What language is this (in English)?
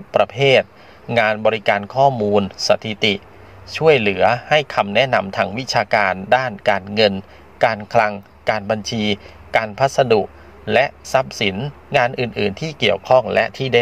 Thai